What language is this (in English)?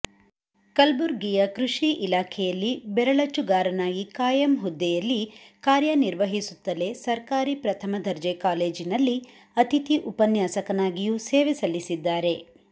Kannada